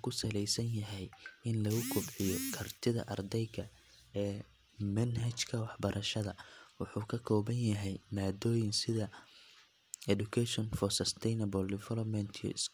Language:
Somali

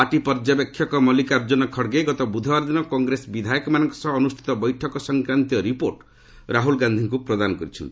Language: Odia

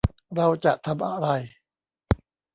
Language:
Thai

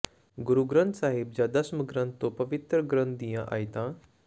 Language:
Punjabi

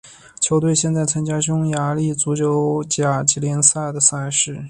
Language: Chinese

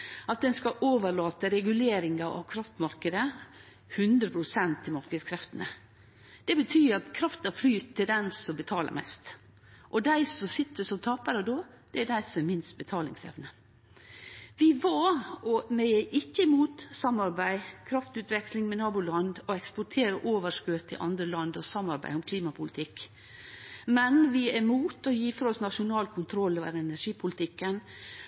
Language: Norwegian Nynorsk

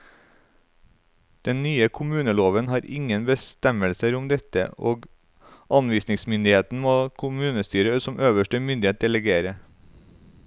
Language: Norwegian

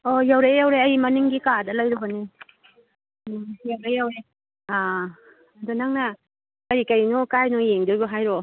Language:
Manipuri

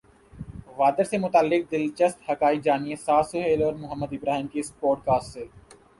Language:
Urdu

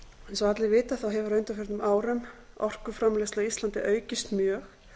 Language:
Icelandic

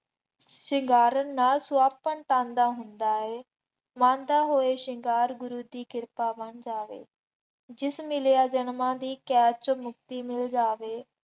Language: Punjabi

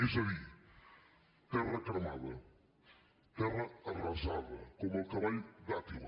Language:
Catalan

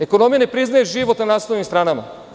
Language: Serbian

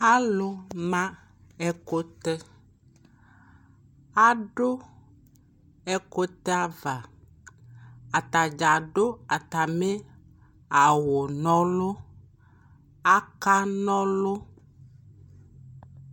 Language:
Ikposo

